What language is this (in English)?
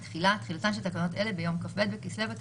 Hebrew